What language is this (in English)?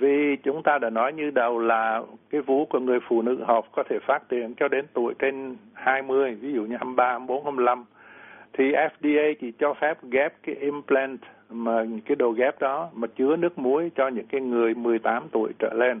Vietnamese